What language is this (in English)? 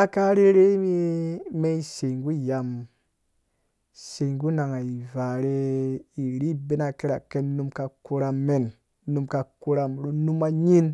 Dũya